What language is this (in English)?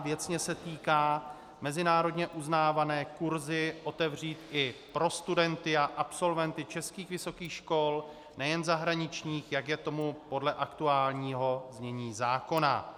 Czech